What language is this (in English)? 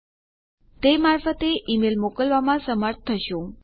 Gujarati